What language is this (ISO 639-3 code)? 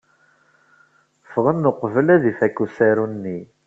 kab